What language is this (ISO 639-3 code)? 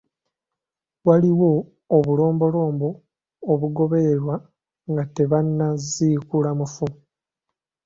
lug